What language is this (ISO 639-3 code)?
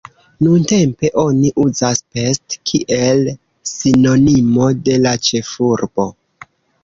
epo